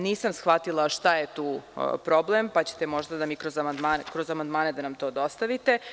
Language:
Serbian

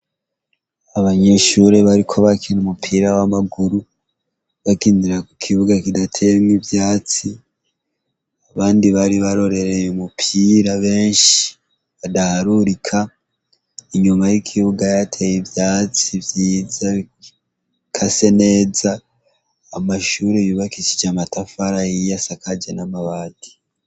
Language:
Rundi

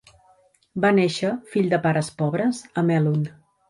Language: Catalan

